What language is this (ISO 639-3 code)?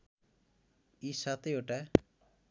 nep